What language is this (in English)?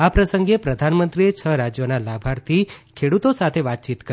Gujarati